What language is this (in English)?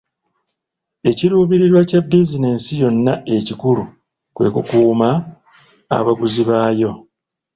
Ganda